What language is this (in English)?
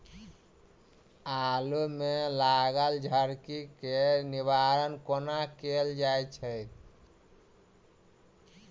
Maithili